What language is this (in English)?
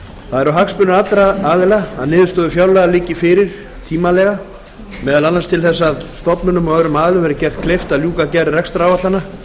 Icelandic